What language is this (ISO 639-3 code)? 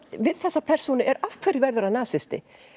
isl